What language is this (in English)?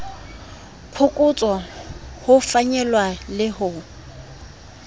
Southern Sotho